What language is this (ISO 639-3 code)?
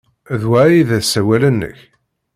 kab